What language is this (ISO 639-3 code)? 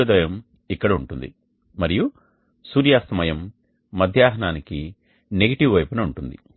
tel